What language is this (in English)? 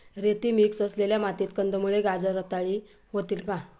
Marathi